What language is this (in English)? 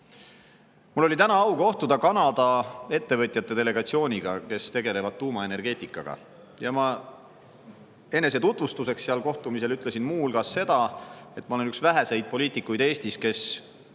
Estonian